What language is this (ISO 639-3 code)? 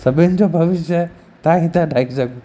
snd